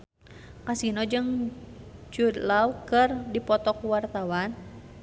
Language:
Sundanese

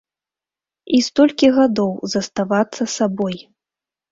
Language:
Belarusian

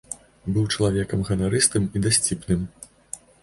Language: Belarusian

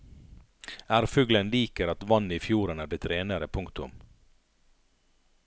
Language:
Norwegian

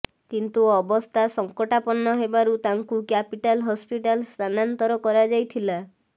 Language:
Odia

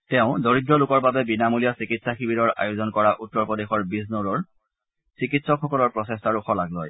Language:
Assamese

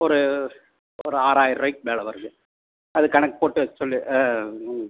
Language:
Tamil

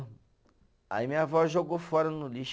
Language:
Portuguese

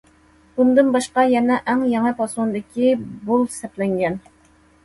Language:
Uyghur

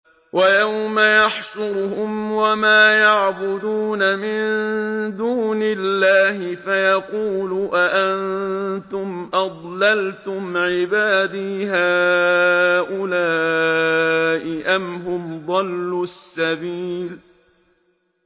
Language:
Arabic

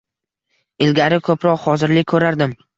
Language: Uzbek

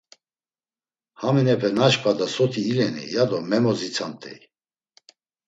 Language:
Laz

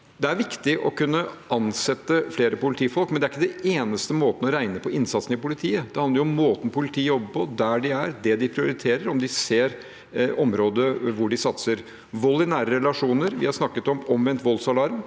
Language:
Norwegian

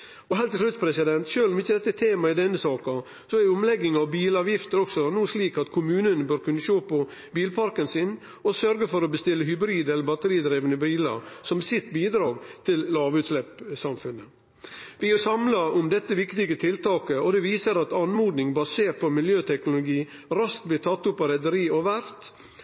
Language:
Norwegian Nynorsk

